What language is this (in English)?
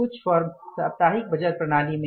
Hindi